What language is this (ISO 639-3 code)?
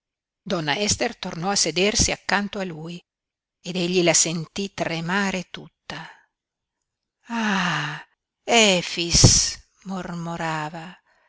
ita